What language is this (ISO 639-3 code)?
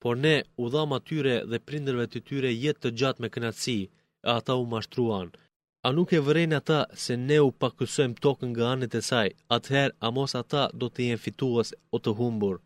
ell